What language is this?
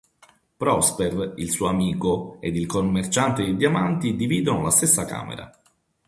Italian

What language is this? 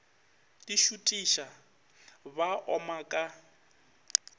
Northern Sotho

